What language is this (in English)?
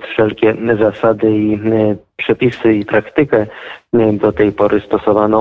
Polish